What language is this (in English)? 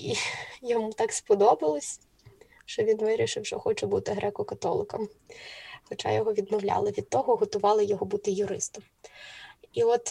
Ukrainian